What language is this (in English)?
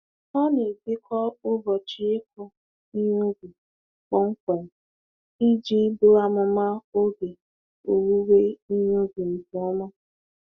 Igbo